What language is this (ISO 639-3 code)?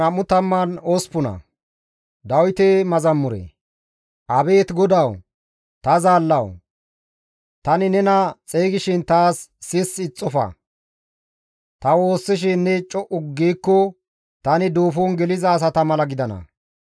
gmv